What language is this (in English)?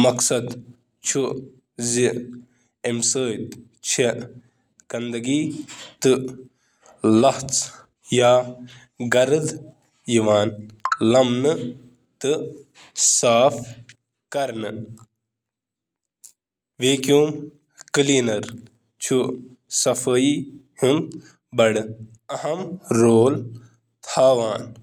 Kashmiri